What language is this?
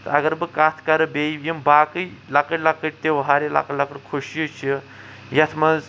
Kashmiri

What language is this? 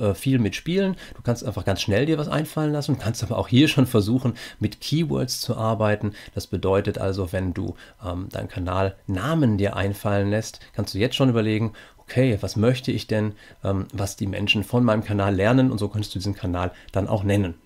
German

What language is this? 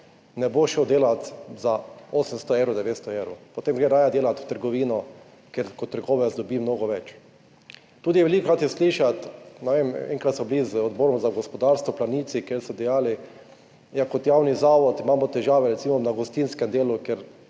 Slovenian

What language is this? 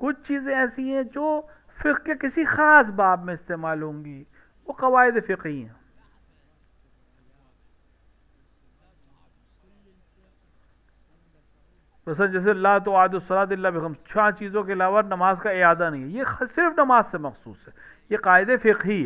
Arabic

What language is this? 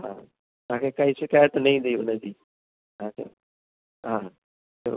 Sindhi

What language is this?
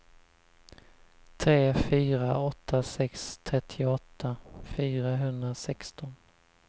Swedish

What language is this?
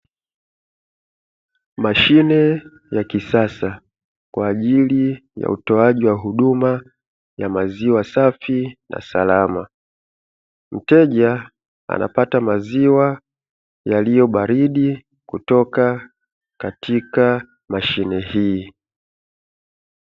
Swahili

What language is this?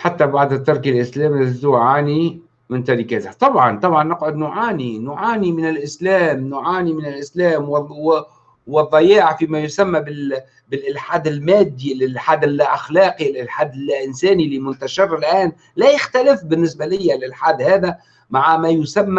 Arabic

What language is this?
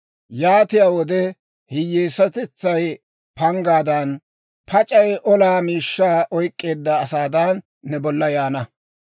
Dawro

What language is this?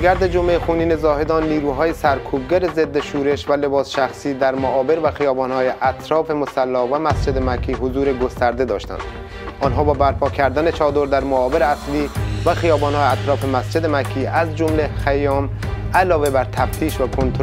Persian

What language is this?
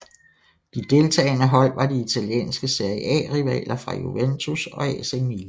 Danish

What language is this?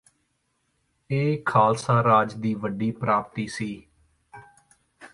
Punjabi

